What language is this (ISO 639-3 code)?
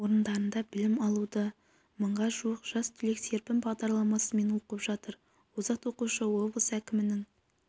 kaz